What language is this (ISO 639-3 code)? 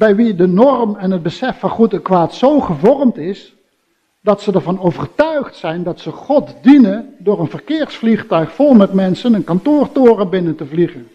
nld